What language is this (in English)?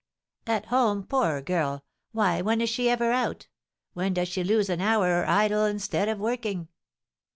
English